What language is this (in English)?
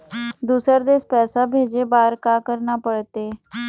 Chhattisgarhi